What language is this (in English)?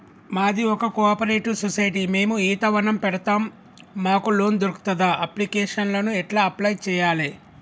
Telugu